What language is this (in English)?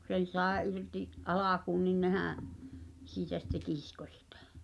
Finnish